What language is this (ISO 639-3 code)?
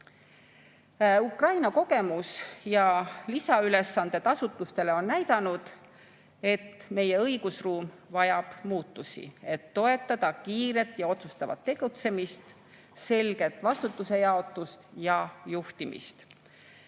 est